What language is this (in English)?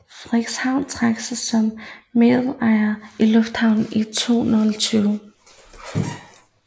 Danish